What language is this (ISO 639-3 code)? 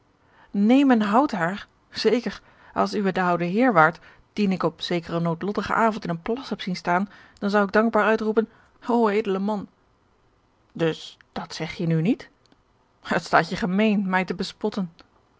nld